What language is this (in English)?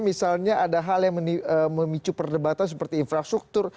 Indonesian